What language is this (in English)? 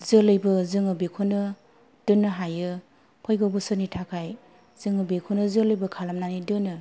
Bodo